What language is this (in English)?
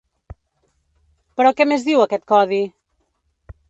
Catalan